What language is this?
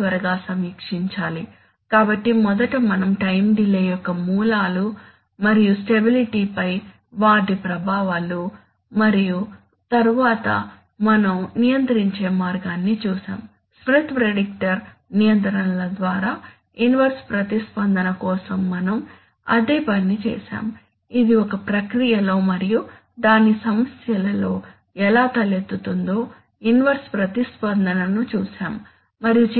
Telugu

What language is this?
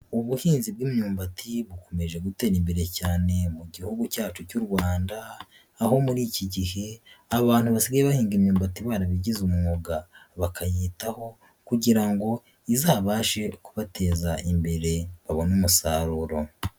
Kinyarwanda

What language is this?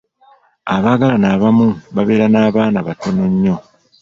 Ganda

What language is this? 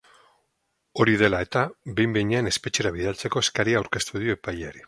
Basque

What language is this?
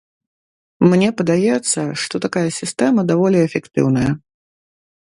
Belarusian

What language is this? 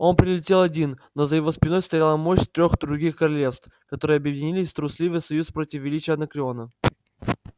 Russian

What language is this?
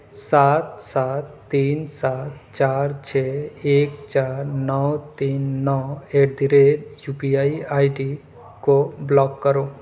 Urdu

